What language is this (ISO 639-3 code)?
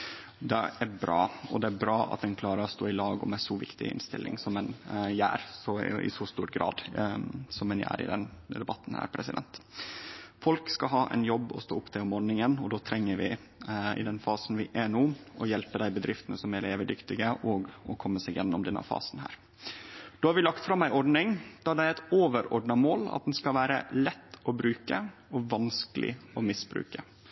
nno